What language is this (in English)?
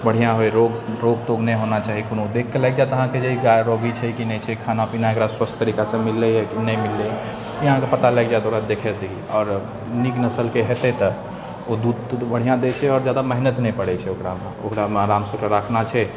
Maithili